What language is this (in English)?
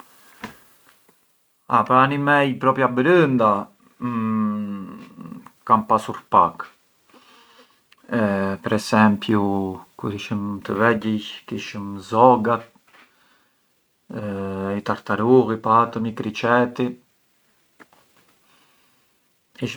Arbëreshë Albanian